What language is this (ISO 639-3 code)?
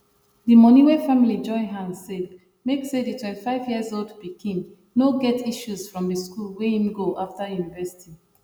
pcm